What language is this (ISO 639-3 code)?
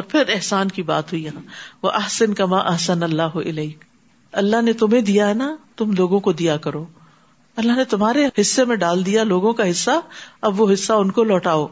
urd